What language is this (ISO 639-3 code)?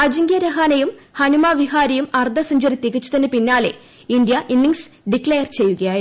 mal